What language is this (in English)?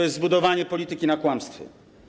Polish